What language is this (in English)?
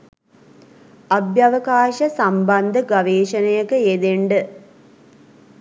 Sinhala